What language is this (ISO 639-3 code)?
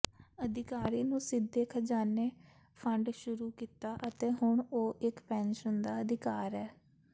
pan